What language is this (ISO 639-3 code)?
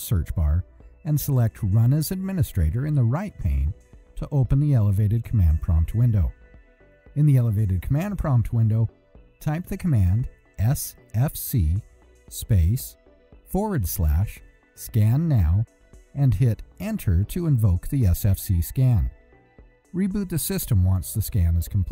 eng